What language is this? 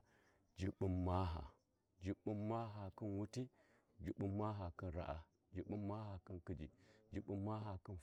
Warji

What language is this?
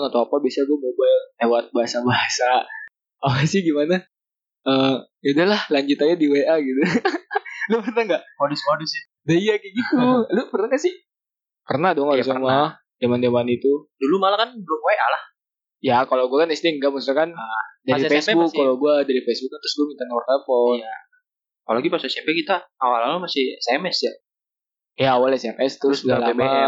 Indonesian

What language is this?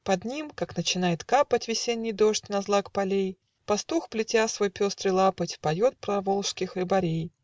Russian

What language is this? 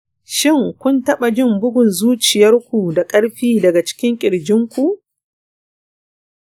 Hausa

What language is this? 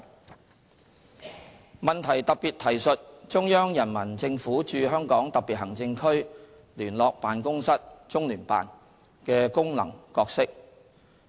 Cantonese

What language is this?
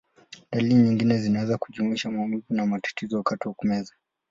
Swahili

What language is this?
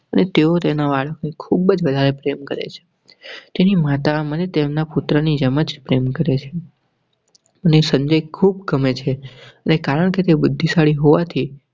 Gujarati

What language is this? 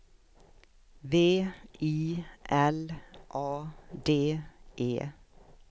Swedish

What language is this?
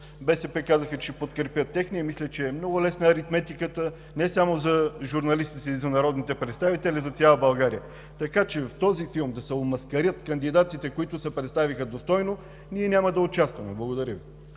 Bulgarian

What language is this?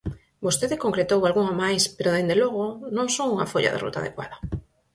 Galician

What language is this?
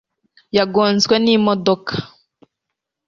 Kinyarwanda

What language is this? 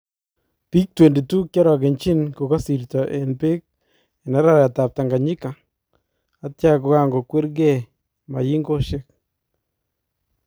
Kalenjin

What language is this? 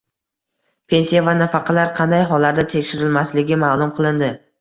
Uzbek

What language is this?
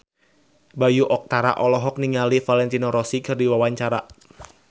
Sundanese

